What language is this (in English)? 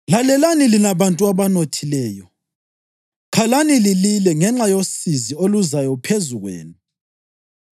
North Ndebele